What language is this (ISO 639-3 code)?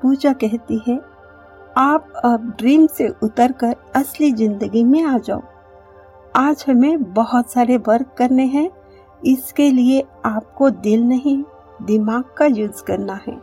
hin